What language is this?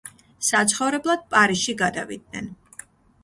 Georgian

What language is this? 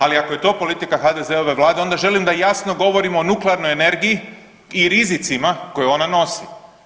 Croatian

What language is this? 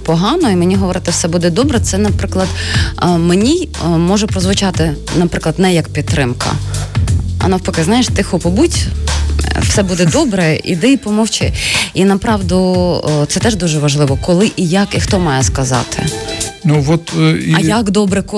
Ukrainian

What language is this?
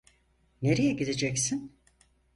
Turkish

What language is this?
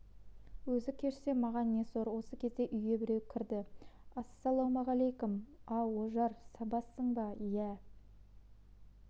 Kazakh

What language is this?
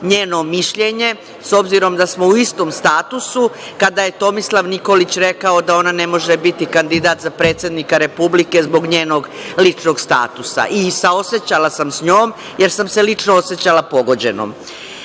Serbian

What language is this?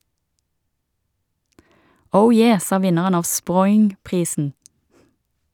Norwegian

